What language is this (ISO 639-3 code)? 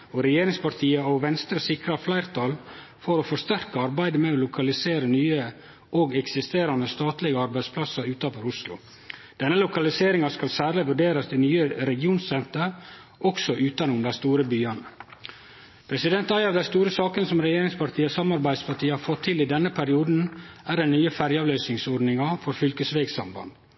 nno